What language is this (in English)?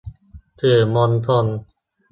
Thai